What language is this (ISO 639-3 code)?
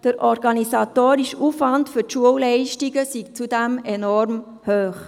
gsw